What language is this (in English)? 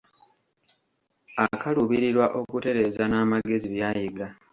Ganda